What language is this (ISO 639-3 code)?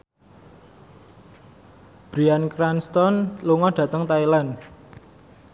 jav